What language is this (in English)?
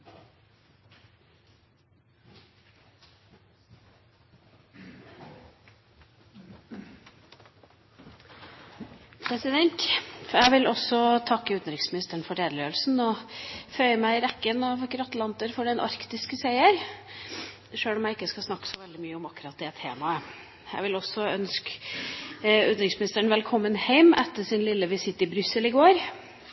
Norwegian Bokmål